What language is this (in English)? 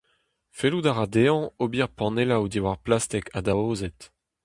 Breton